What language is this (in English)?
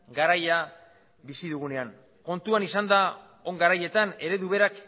Basque